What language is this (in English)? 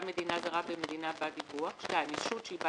Hebrew